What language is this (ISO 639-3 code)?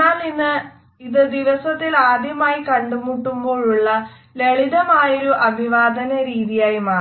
mal